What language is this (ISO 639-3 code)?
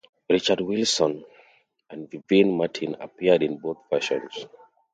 eng